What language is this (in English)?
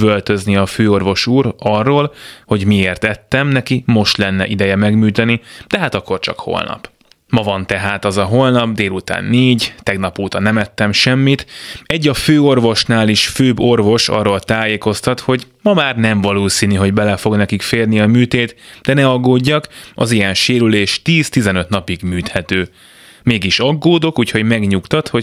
Hungarian